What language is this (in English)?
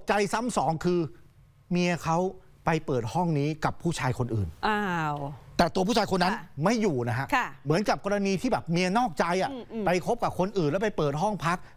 Thai